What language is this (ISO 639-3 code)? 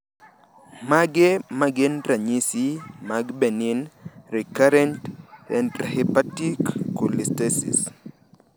luo